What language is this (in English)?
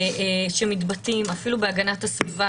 Hebrew